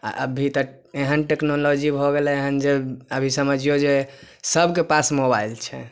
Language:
Maithili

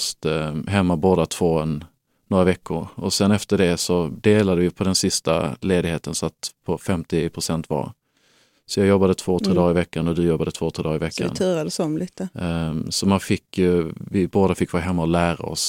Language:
Swedish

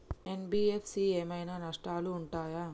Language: Telugu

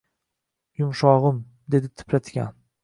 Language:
Uzbek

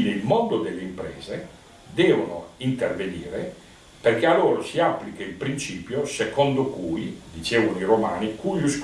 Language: Italian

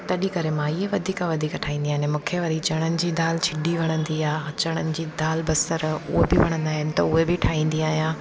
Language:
Sindhi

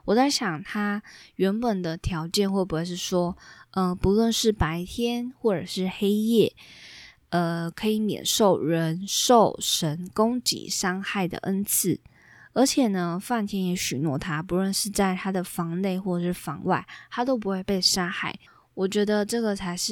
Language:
Chinese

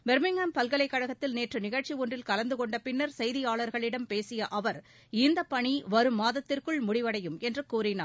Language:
Tamil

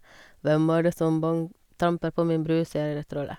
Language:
Norwegian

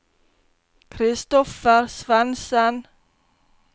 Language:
Norwegian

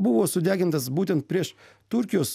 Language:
Lithuanian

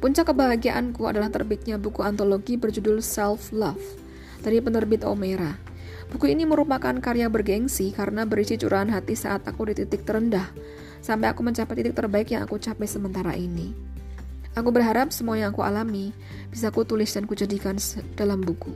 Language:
Indonesian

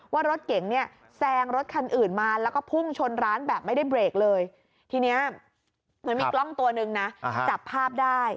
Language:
Thai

